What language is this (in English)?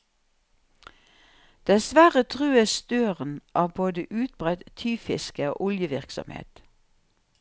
Norwegian